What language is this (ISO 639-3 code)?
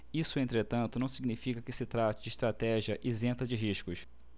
por